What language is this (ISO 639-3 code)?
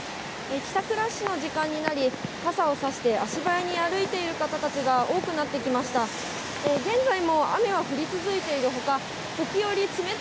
jpn